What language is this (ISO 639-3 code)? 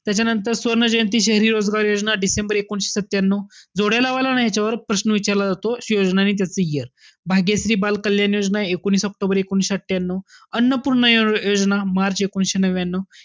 mar